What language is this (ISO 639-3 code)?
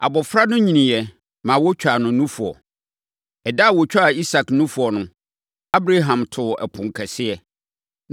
aka